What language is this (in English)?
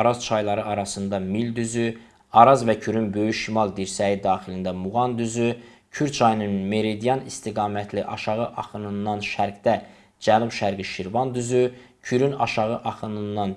Turkish